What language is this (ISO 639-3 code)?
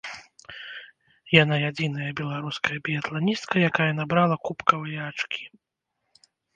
bel